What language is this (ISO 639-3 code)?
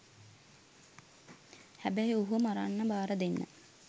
sin